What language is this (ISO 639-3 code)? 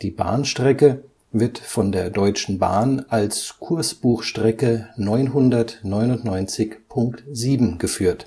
deu